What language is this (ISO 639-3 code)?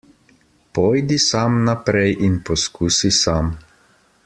slv